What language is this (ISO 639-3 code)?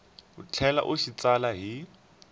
tso